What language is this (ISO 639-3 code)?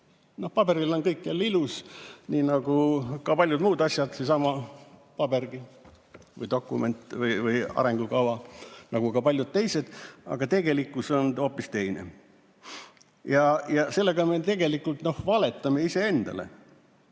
est